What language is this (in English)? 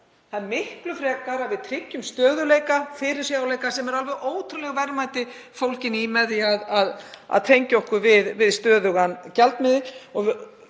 Icelandic